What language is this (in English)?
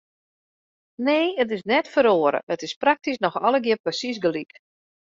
Western Frisian